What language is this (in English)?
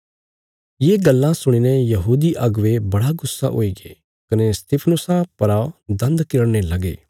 Bilaspuri